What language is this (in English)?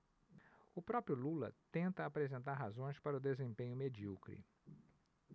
Portuguese